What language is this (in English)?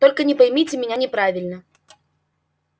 Russian